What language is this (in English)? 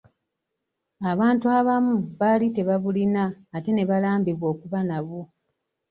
Ganda